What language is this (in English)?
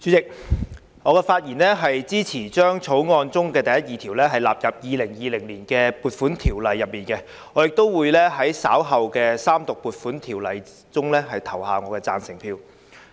Cantonese